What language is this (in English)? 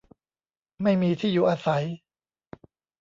Thai